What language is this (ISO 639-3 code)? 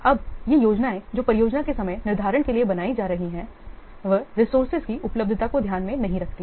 hin